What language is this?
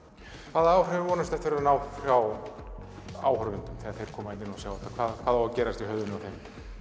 Icelandic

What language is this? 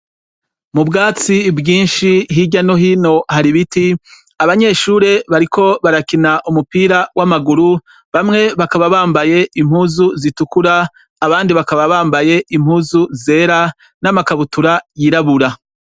Rundi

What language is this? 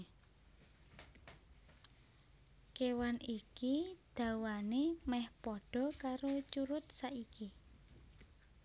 Javanese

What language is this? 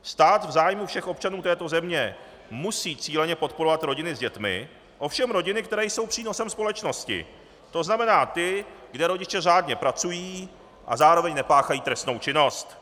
Czech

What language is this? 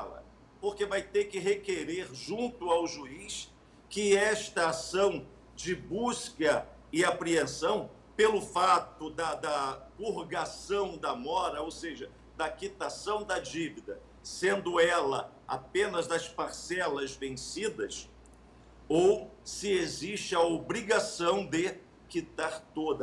Portuguese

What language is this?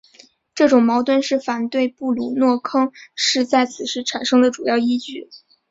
Chinese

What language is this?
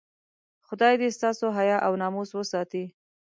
Pashto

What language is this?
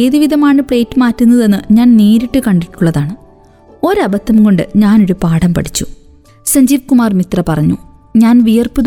Malayalam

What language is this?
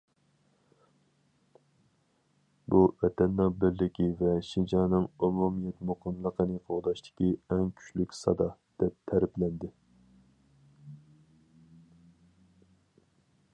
Uyghur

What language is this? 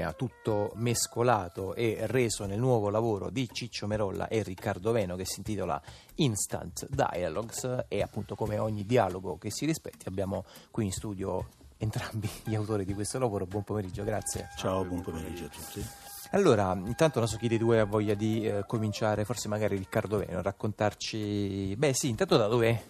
Italian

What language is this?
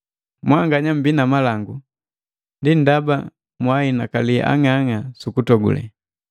Matengo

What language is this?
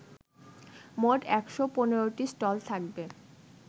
Bangla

